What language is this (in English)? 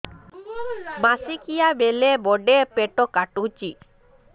Odia